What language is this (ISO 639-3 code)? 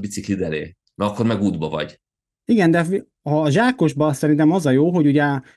hun